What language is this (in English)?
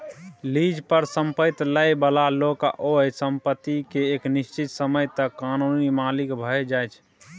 Maithili